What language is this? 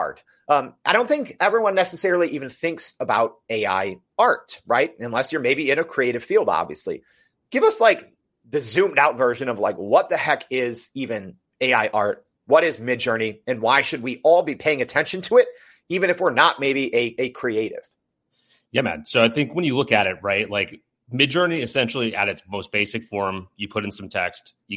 English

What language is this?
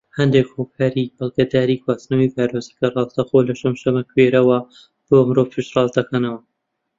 Central Kurdish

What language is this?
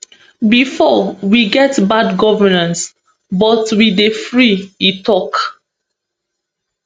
Nigerian Pidgin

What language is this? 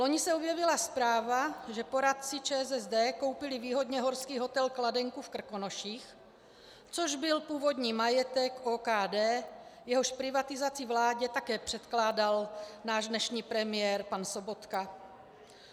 Czech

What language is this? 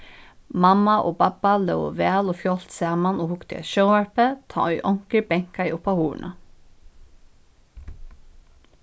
Faroese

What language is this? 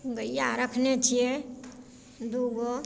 Maithili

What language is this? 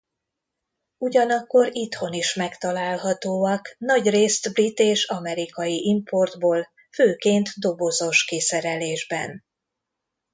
Hungarian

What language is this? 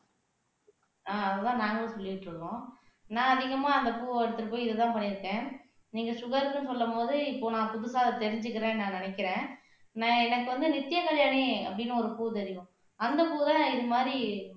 Tamil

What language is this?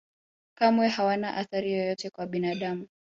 Swahili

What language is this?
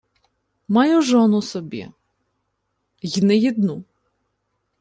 Ukrainian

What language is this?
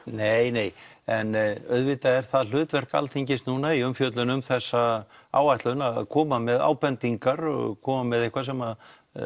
Icelandic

